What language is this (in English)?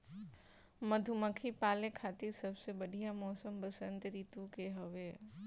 Bhojpuri